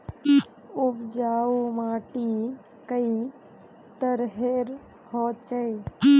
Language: Magahi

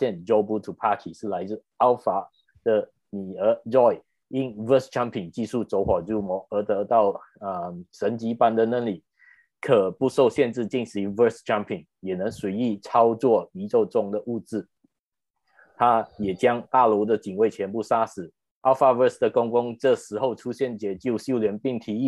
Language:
Chinese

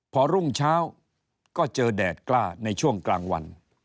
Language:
Thai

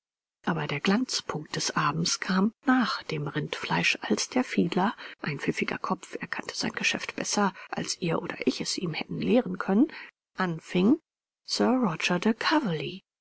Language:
German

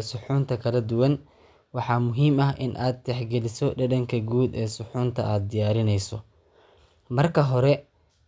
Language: Somali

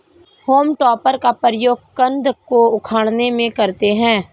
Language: Hindi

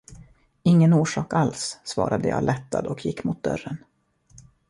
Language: Swedish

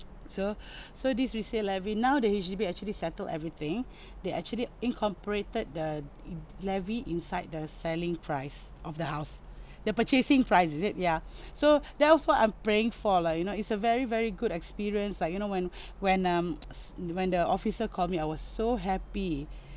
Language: English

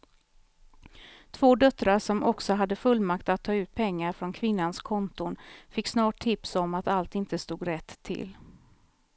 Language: Swedish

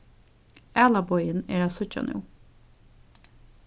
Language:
Faroese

